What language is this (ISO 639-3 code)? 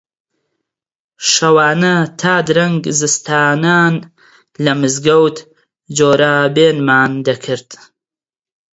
ckb